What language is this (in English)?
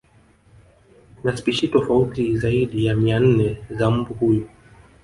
Swahili